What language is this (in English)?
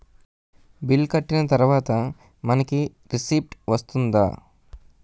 Telugu